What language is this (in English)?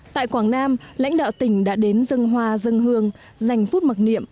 Vietnamese